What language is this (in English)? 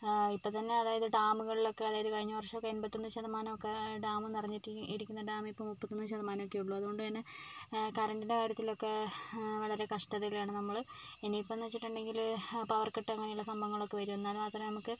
Malayalam